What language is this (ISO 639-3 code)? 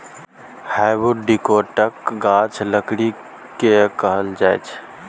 mai